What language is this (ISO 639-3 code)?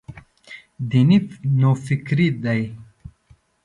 pus